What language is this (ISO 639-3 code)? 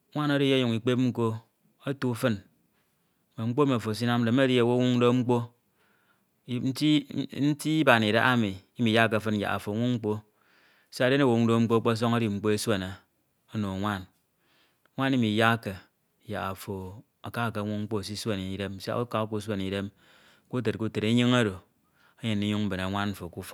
itw